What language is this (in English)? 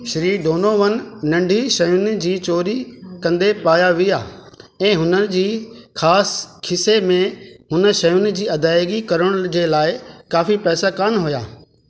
Sindhi